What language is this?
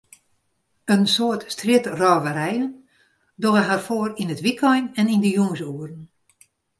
Western Frisian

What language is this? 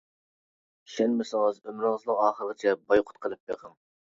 Uyghur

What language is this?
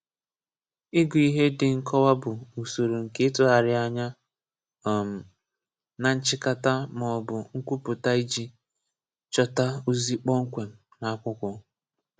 Igbo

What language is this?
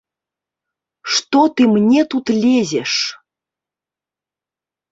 Belarusian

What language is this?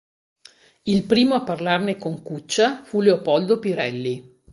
Italian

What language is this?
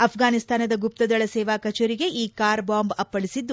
Kannada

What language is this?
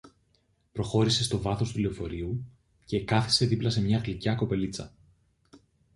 Greek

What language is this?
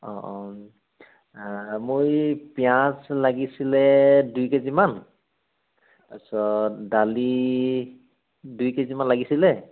Assamese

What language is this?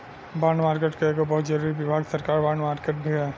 Bhojpuri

